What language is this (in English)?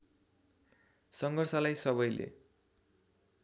Nepali